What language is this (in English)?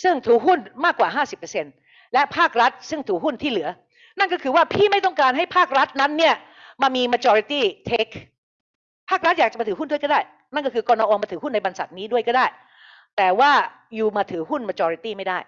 Thai